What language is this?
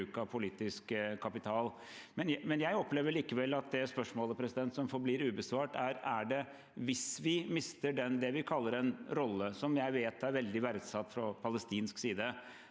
Norwegian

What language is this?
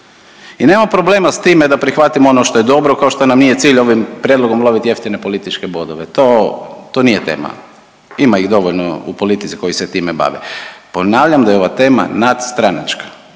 Croatian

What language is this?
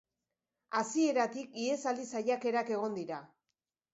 Basque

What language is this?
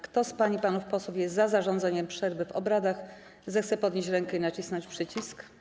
Polish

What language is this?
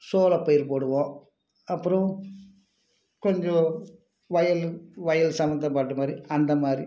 Tamil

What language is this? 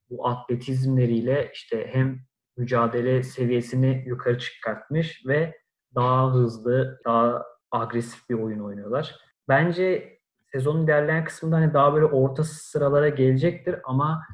Turkish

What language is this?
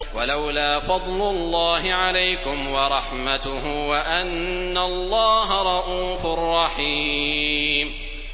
Arabic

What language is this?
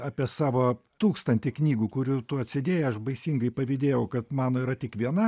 Lithuanian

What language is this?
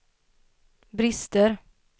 Swedish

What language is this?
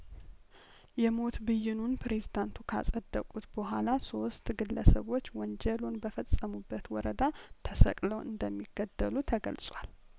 Amharic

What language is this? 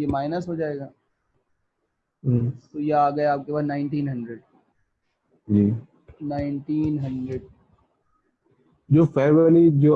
Hindi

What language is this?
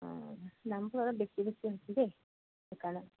Assamese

